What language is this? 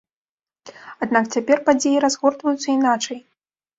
Belarusian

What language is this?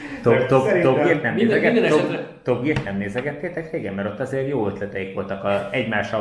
Hungarian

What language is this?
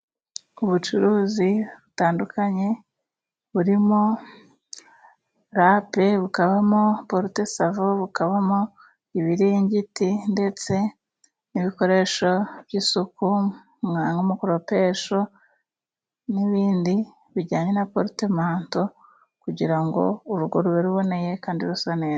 Kinyarwanda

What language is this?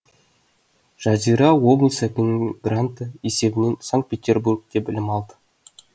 Kazakh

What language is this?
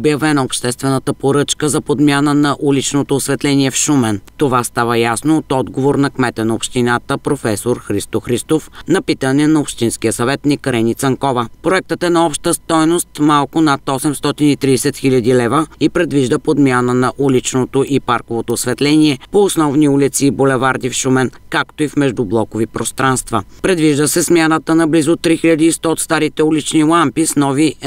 Bulgarian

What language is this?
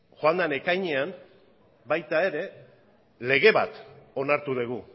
Basque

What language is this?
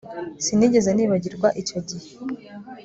Kinyarwanda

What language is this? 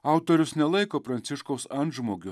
Lithuanian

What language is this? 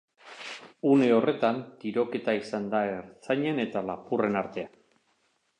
Basque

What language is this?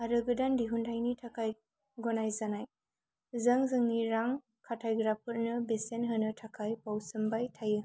Bodo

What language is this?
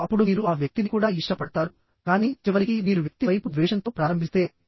Telugu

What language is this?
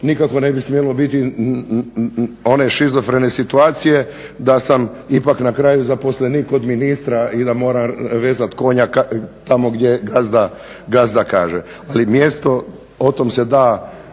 Croatian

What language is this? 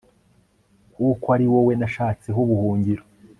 Kinyarwanda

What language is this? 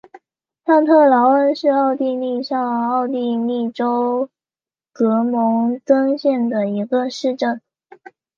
Chinese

